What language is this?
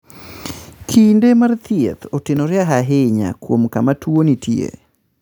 Luo (Kenya and Tanzania)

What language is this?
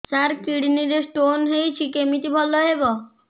Odia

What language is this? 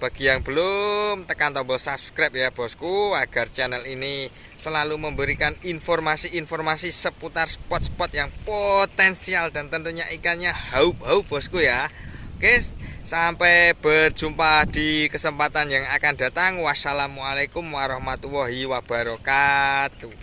Indonesian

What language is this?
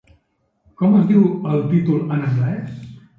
Catalan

